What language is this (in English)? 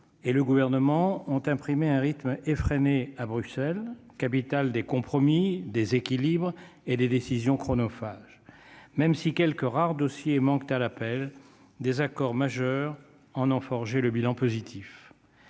French